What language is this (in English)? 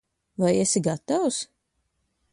Latvian